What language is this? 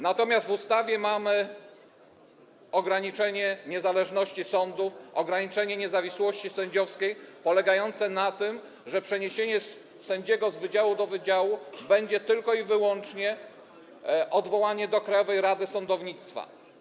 Polish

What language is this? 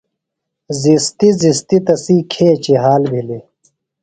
Phalura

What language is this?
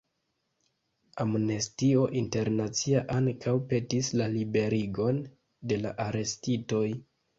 Esperanto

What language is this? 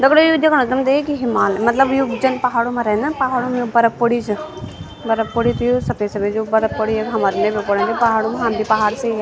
Garhwali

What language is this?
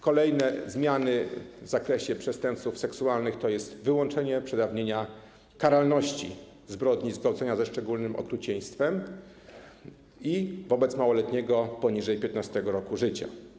Polish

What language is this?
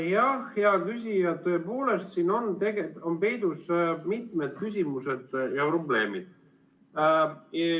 Estonian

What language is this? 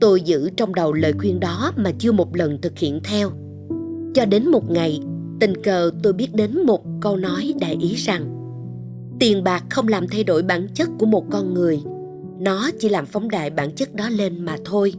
Vietnamese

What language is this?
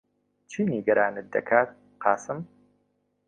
Central Kurdish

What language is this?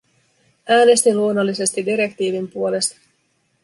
Finnish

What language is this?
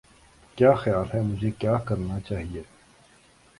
Urdu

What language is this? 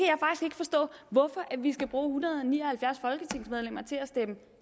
Danish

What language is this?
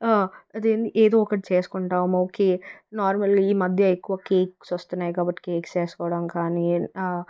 Telugu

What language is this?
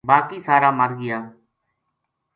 Gujari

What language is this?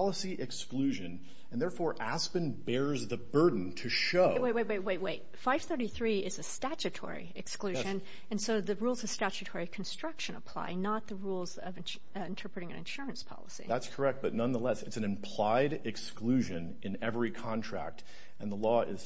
English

